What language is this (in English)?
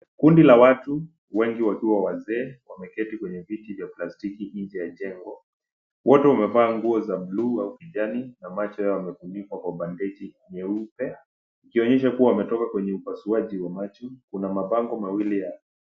Swahili